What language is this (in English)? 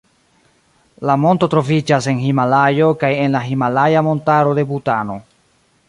Esperanto